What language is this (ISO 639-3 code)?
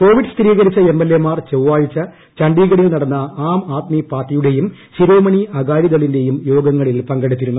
mal